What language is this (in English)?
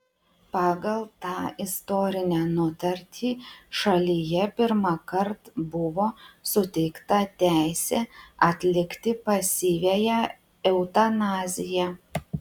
Lithuanian